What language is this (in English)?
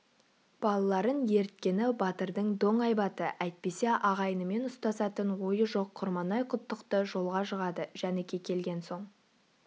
Kazakh